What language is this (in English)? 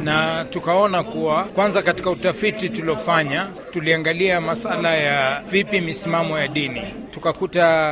Swahili